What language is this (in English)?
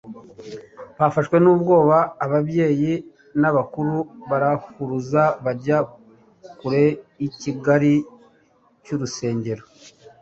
Kinyarwanda